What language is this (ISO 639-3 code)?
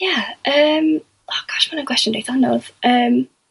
cym